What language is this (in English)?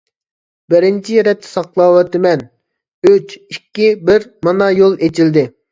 Uyghur